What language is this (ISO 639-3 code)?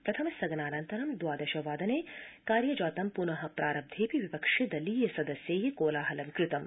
san